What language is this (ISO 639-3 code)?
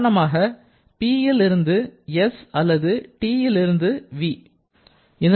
tam